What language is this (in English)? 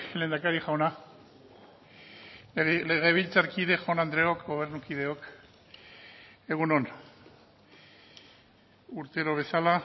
Basque